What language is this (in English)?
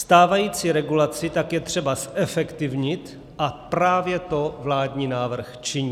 Czech